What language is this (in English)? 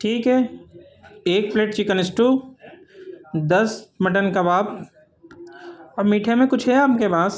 Urdu